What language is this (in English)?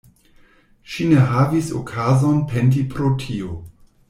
Esperanto